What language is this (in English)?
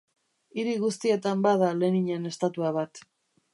Basque